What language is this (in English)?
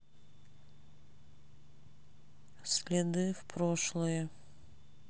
Russian